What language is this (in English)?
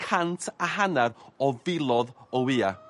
Welsh